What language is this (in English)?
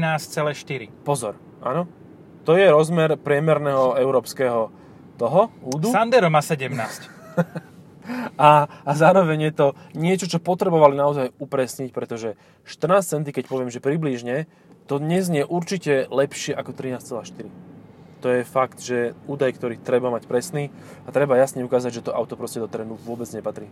Slovak